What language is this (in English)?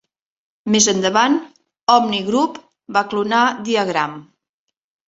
Catalan